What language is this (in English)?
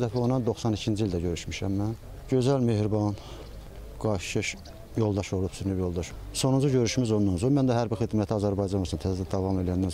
Turkish